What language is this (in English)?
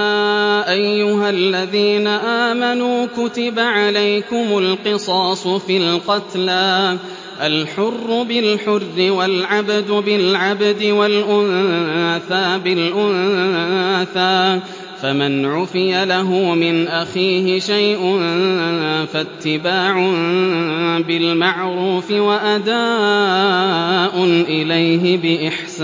Arabic